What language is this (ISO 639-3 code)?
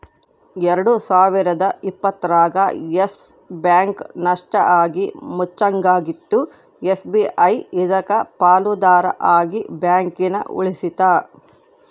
kan